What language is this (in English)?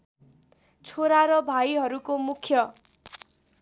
Nepali